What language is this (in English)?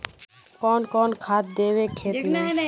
Magahi